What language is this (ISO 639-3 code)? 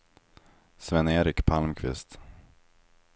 swe